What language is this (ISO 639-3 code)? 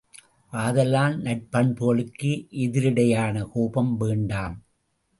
tam